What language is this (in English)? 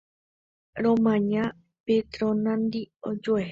Guarani